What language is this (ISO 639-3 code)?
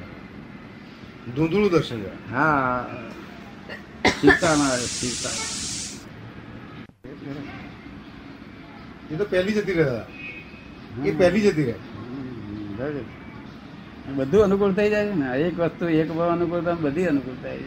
guj